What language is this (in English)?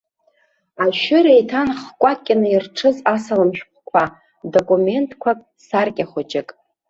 Abkhazian